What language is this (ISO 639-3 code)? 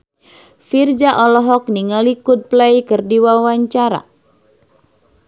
sun